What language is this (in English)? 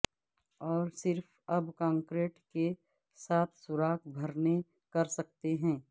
Urdu